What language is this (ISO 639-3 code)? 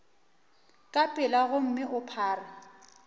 nso